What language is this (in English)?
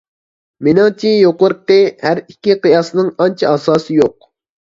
Uyghur